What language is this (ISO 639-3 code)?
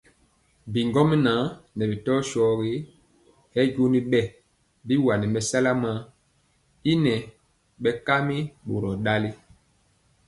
mcx